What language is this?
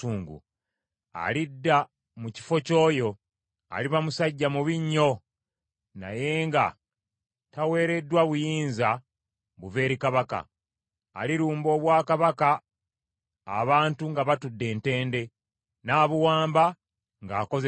Ganda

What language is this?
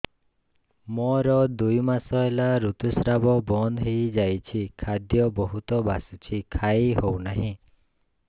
Odia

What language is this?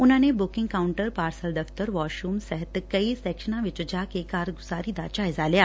Punjabi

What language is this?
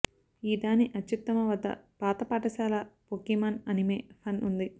Telugu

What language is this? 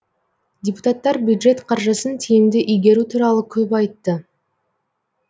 Kazakh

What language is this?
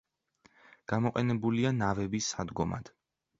Georgian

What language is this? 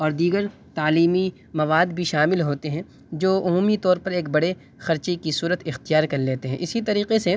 Urdu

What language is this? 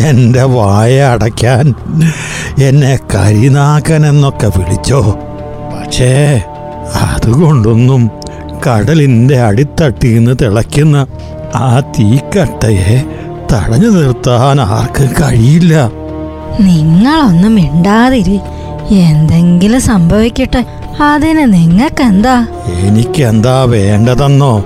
Malayalam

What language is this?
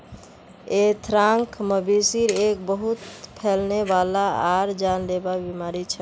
Magahi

